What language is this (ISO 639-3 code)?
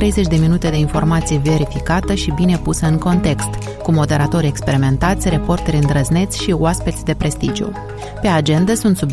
ron